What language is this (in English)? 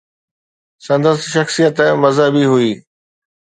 Sindhi